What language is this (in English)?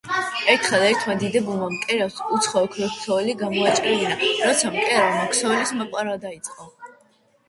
Georgian